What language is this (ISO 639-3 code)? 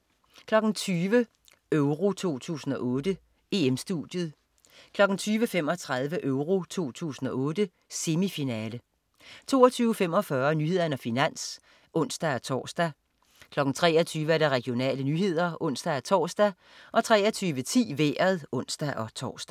dan